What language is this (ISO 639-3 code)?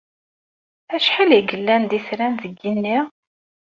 kab